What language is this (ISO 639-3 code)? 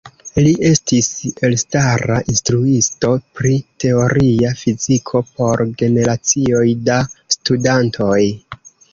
epo